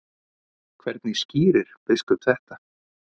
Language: Icelandic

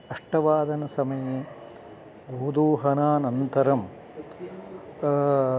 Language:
Sanskrit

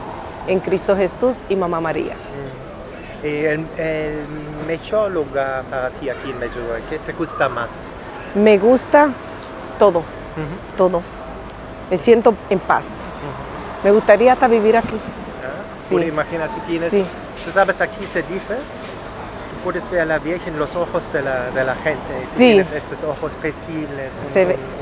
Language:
Spanish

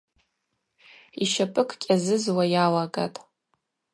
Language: Abaza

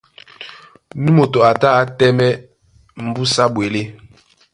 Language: Duala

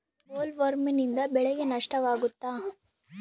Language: Kannada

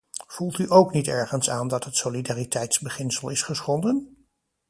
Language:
Dutch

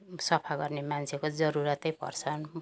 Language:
Nepali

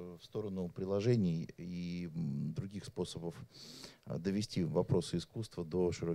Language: Russian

